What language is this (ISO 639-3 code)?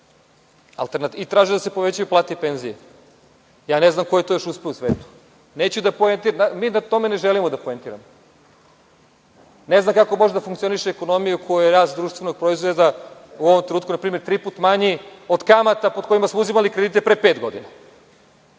srp